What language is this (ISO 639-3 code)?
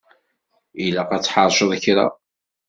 kab